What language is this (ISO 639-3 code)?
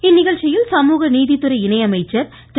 tam